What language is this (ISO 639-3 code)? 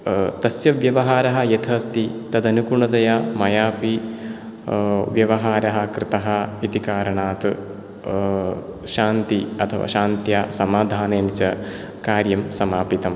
san